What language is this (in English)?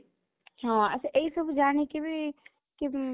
Odia